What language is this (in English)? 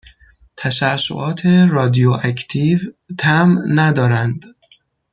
Persian